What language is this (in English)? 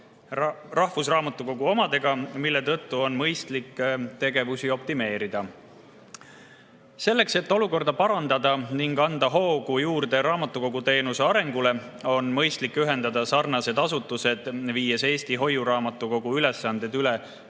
Estonian